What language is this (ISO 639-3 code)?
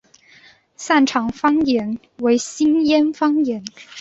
zho